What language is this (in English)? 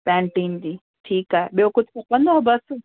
Sindhi